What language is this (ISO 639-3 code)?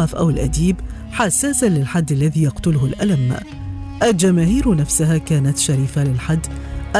ara